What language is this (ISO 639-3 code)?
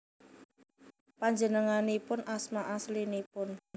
jav